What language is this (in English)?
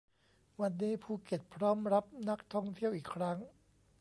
Thai